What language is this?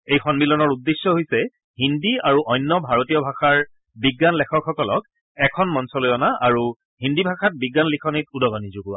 Assamese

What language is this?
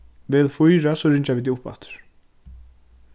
Faroese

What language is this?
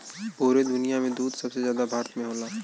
Bhojpuri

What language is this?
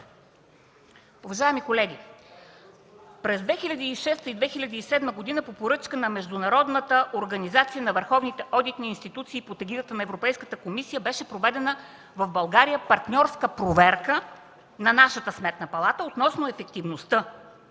Bulgarian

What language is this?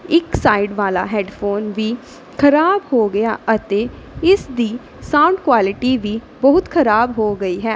Punjabi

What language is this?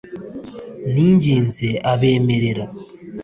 Kinyarwanda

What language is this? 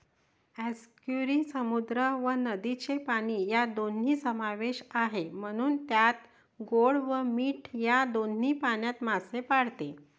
Marathi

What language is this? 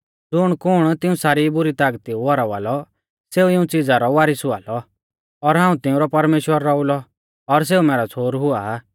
Mahasu Pahari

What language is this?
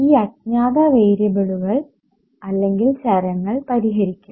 Malayalam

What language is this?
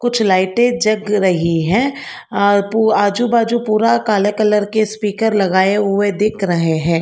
Hindi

